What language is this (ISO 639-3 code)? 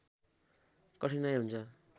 nep